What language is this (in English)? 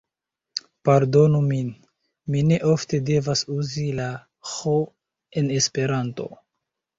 Esperanto